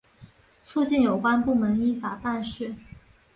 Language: Chinese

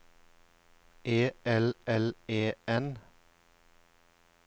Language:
Norwegian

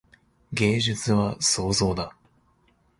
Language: Japanese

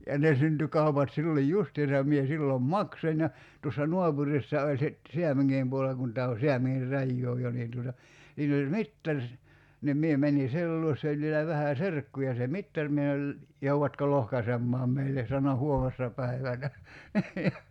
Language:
Finnish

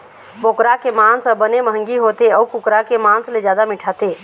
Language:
Chhattisgarhi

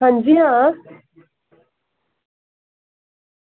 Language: Dogri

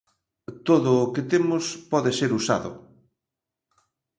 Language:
Galician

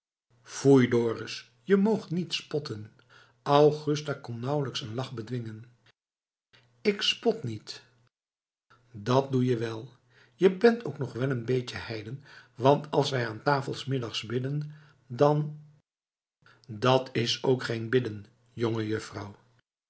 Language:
Dutch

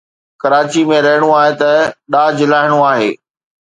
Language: Sindhi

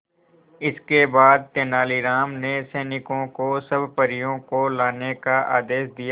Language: Hindi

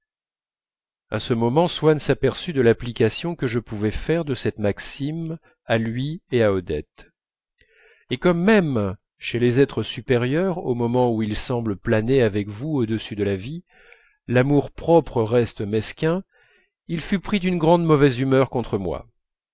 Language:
French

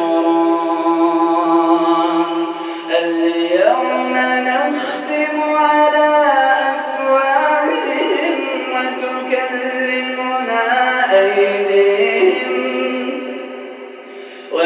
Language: Arabic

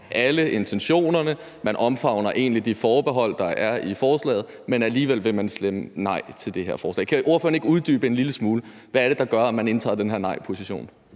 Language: Danish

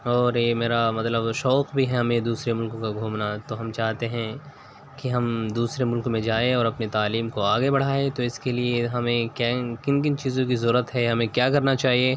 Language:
Urdu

